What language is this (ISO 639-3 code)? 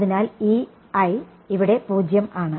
mal